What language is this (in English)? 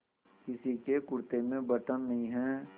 Hindi